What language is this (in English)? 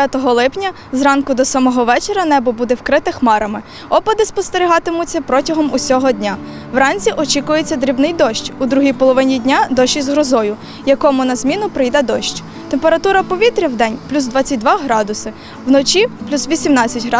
Ukrainian